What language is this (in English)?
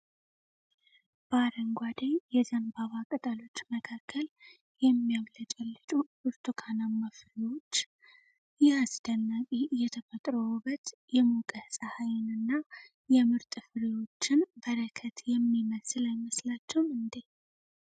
Amharic